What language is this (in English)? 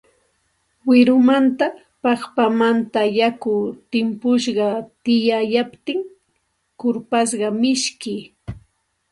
Santa Ana de Tusi Pasco Quechua